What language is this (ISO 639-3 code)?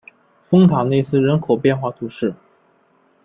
zho